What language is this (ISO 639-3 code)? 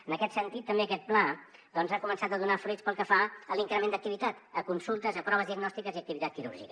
cat